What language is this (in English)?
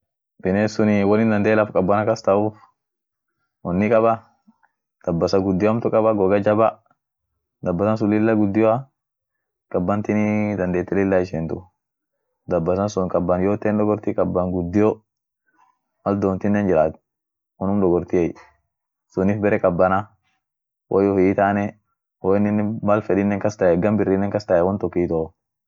Orma